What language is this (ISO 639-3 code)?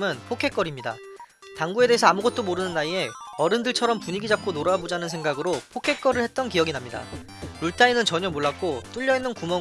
kor